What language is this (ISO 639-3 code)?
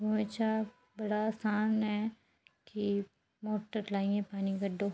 doi